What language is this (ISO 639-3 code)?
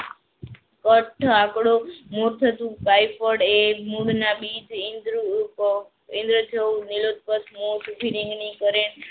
guj